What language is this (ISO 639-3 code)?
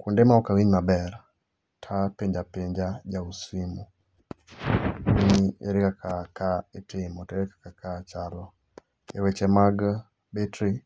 luo